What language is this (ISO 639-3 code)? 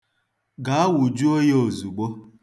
ibo